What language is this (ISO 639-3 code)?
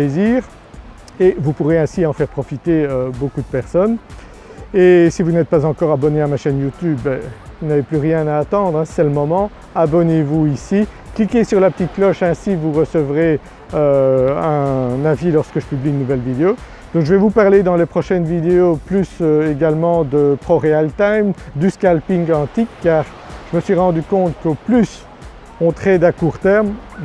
fra